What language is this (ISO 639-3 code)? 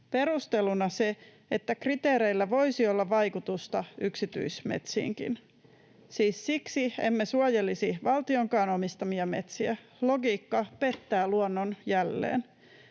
fin